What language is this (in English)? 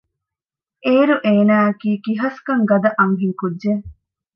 Divehi